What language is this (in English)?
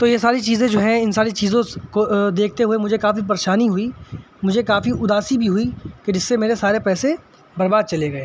Urdu